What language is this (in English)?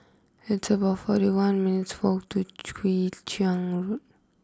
English